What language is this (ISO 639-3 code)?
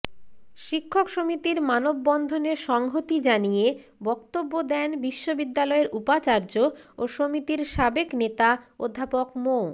ben